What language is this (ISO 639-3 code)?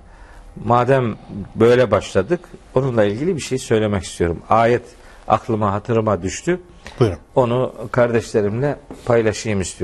tur